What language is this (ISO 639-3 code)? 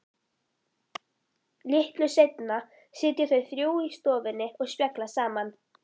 isl